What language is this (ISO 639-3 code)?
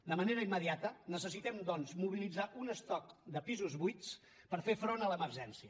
cat